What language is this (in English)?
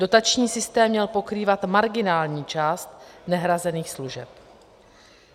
Czech